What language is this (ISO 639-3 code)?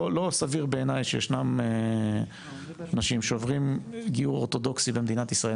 heb